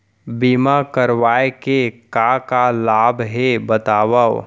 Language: Chhattisgarhi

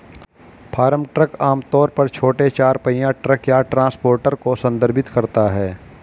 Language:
Hindi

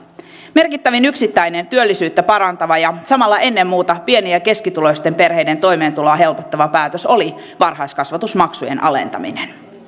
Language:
Finnish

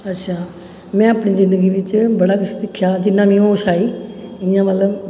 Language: Dogri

